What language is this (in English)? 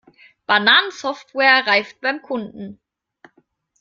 German